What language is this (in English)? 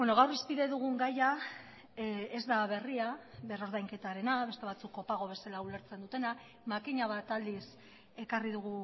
Basque